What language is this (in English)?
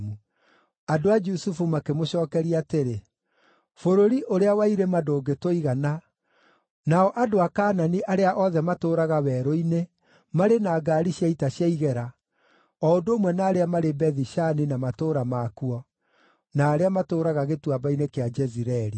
Kikuyu